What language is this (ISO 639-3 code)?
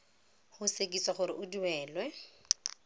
tsn